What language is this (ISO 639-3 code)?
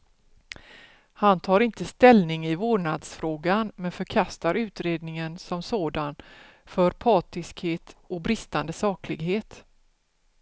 swe